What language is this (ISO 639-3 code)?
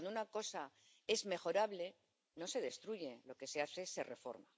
spa